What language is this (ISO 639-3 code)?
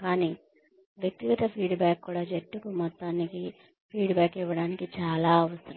tel